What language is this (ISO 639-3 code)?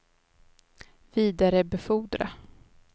swe